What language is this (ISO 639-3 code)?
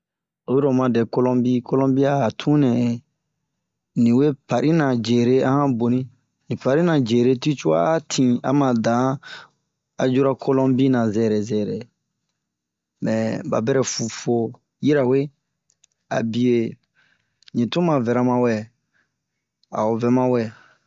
bmq